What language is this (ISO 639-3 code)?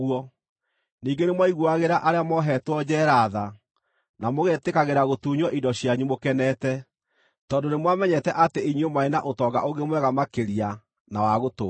kik